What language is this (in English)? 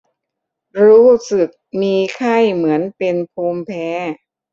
Thai